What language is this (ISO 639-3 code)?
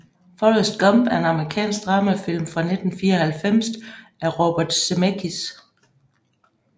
dan